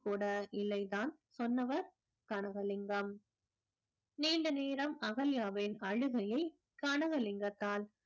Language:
Tamil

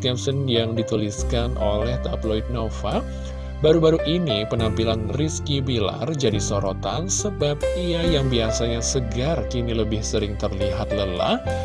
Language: Indonesian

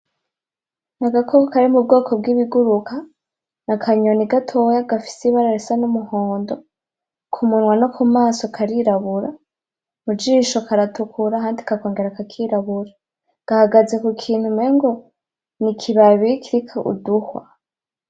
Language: Rundi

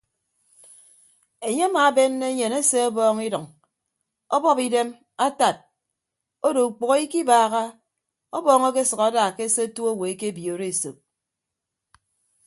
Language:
Ibibio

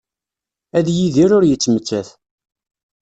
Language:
Kabyle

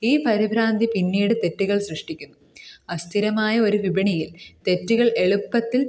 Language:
Malayalam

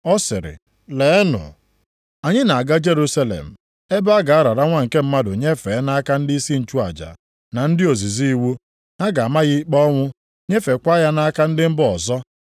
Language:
Igbo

